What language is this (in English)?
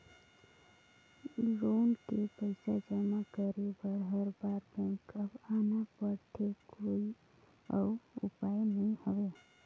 Chhattisgarhi